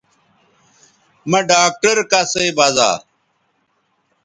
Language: Bateri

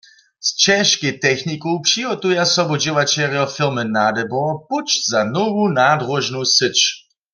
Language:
Upper Sorbian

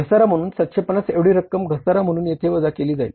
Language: Marathi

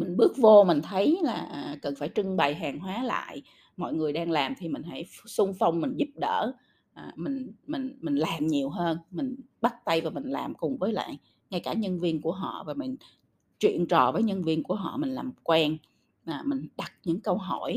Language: Vietnamese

